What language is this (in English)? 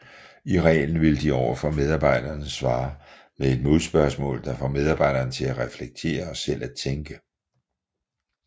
Danish